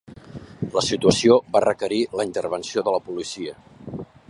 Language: Catalan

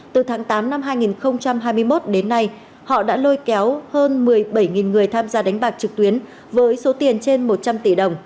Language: Vietnamese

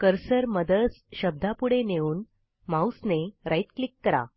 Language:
Marathi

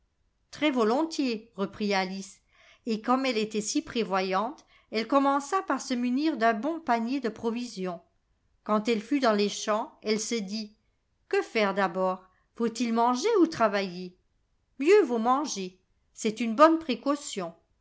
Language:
French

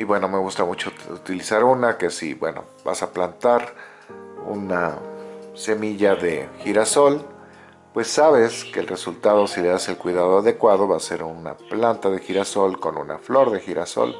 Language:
Spanish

